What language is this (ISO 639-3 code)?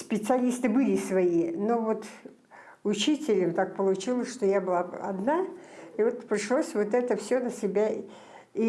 rus